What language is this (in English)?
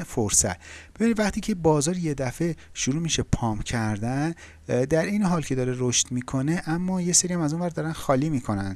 Persian